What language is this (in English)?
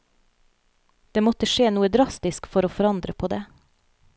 Norwegian